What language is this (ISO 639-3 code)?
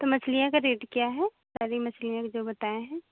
hin